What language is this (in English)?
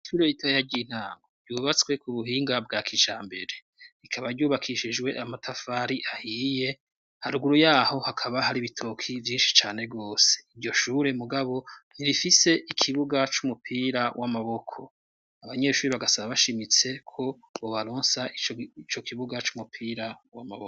Rundi